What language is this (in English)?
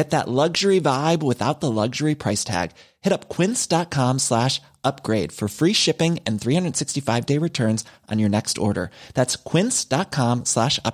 Filipino